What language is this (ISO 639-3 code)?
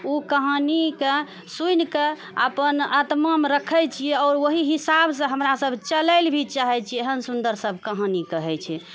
mai